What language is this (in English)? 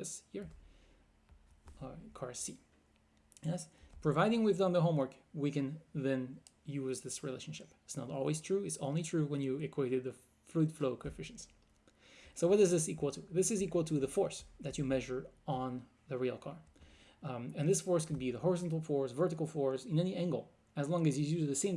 English